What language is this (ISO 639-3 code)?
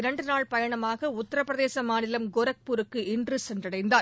tam